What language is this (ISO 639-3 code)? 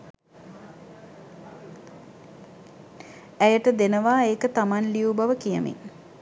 sin